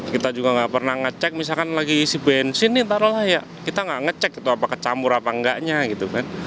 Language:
Indonesian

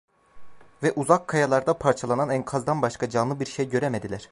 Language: Turkish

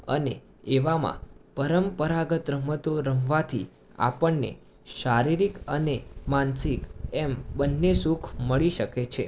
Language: Gujarati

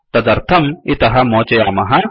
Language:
Sanskrit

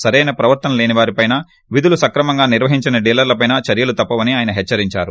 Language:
Telugu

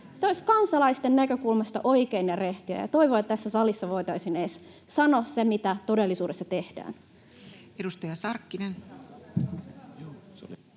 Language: Finnish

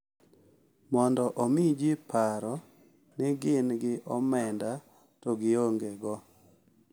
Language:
Luo (Kenya and Tanzania)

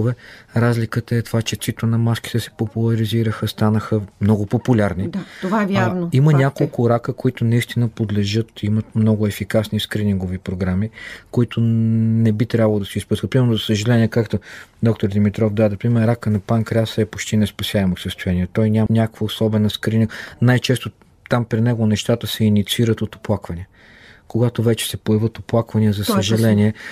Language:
Bulgarian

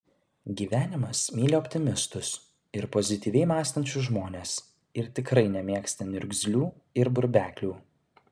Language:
Lithuanian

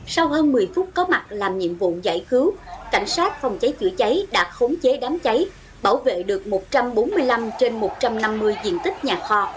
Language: Vietnamese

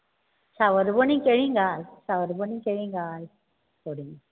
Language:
Konkani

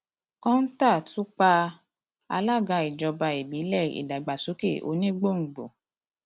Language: Yoruba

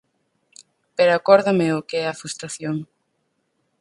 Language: Galician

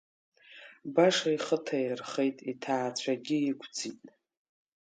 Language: Abkhazian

